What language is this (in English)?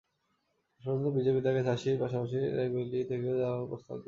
Bangla